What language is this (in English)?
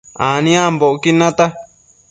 Matsés